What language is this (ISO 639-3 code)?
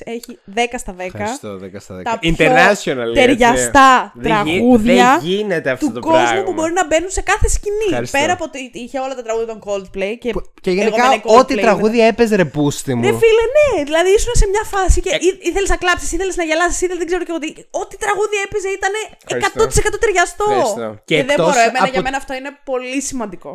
ell